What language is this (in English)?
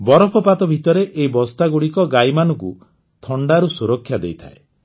Odia